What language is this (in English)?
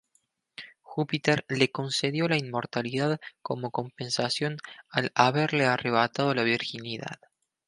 Spanish